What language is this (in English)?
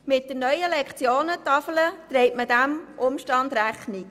Swiss German